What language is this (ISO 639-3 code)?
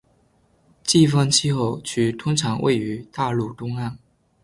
zho